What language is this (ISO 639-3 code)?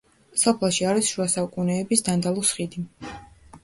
kat